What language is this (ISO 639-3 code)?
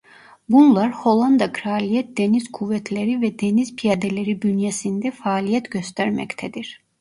tur